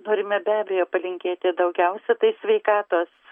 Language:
Lithuanian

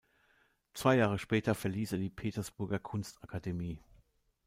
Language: German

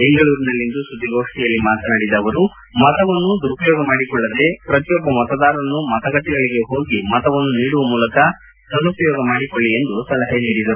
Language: Kannada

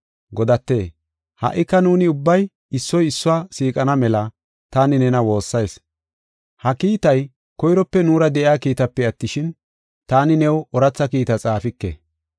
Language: Gofa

